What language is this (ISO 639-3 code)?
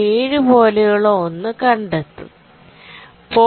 mal